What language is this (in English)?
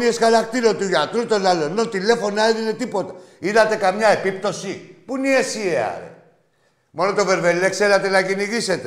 Greek